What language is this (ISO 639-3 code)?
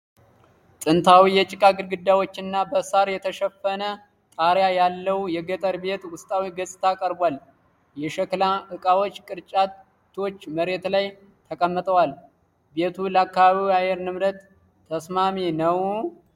amh